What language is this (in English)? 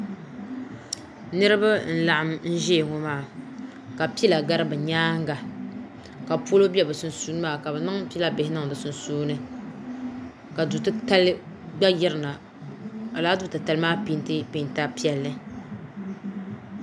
Dagbani